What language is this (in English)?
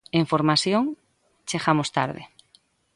Galician